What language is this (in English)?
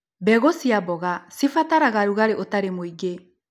Kikuyu